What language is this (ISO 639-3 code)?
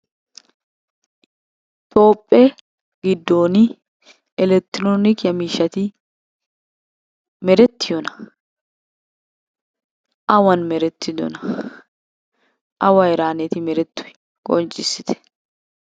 wal